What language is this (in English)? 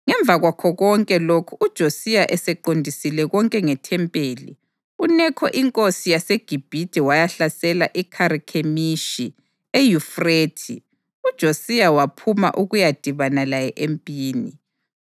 North Ndebele